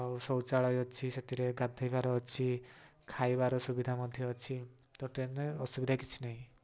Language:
Odia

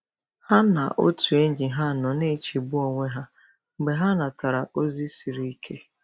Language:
Igbo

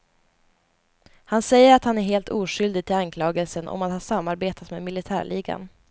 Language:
Swedish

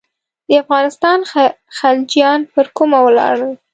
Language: Pashto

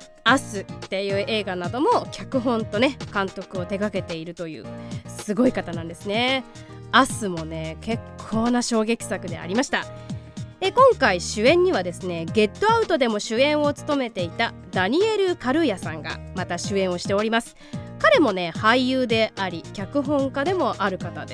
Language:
Japanese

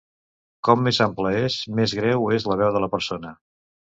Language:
Catalan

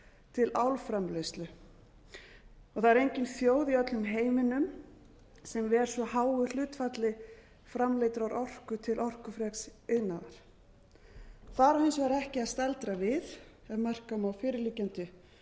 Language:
Icelandic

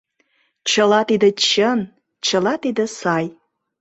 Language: Mari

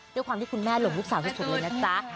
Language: Thai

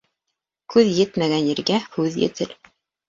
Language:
Bashkir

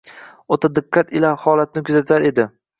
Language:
Uzbek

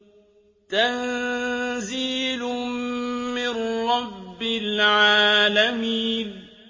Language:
Arabic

